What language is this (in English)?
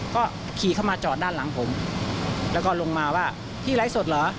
Thai